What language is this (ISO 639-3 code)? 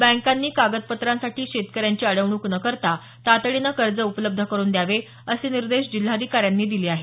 mar